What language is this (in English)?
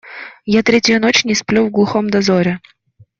Russian